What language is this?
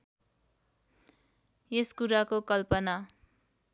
Nepali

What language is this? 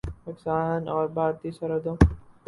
Urdu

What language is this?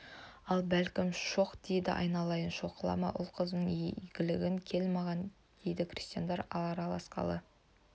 Kazakh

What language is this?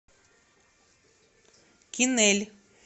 Russian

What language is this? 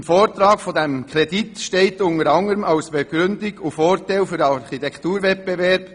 Swiss German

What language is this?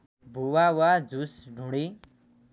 Nepali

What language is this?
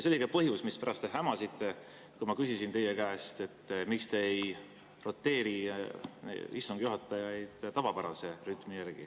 Estonian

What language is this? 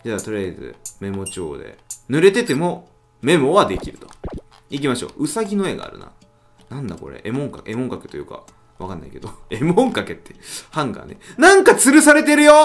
Japanese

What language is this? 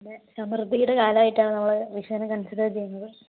Malayalam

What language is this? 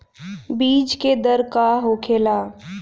Bhojpuri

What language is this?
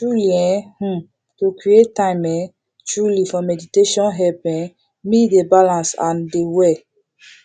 Nigerian Pidgin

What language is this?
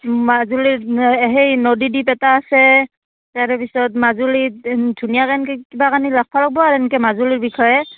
Assamese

